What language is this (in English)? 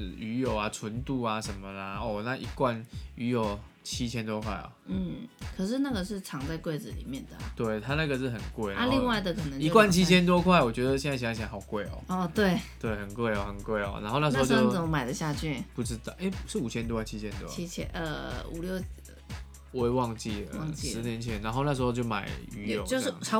Chinese